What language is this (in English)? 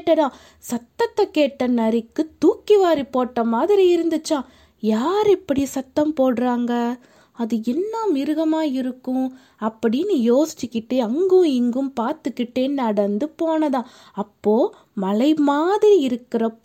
Tamil